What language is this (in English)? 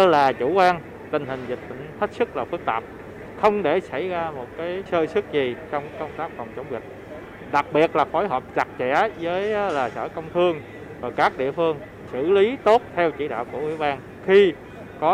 Vietnamese